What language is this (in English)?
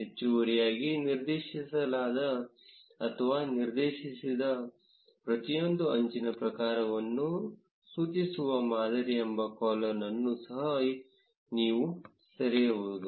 Kannada